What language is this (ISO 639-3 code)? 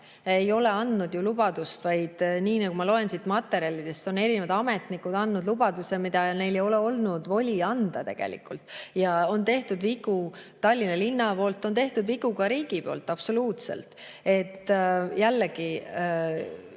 est